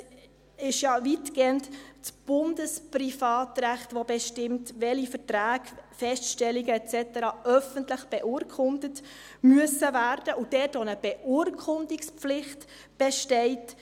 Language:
Swiss German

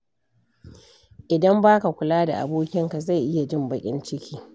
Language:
Hausa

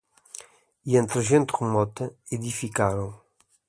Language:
Portuguese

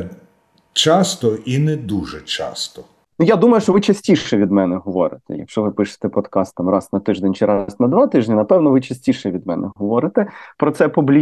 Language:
Ukrainian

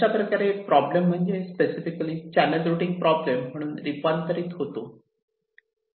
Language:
Marathi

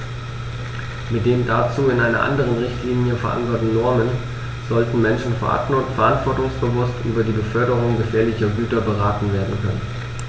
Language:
German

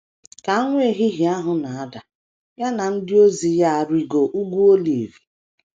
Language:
Igbo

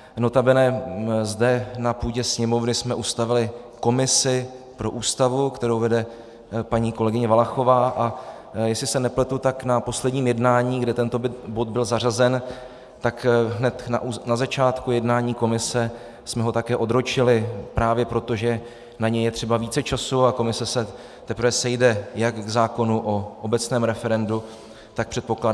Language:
Czech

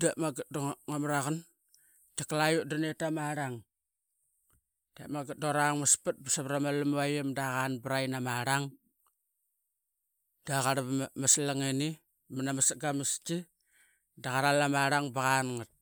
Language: Qaqet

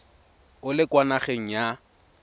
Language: Tswana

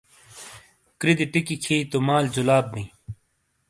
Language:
Shina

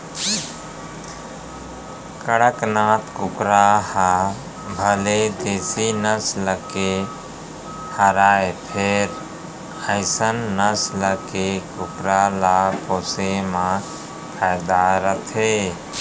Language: Chhattisgarhi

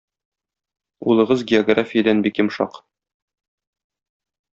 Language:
Tatar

